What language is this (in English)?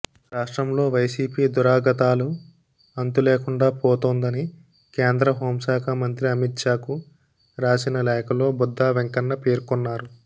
Telugu